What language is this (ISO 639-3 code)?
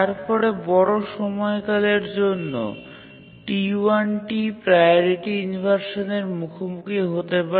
ben